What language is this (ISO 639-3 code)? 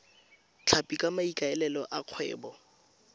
tsn